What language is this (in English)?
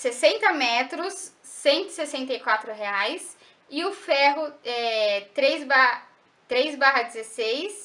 Portuguese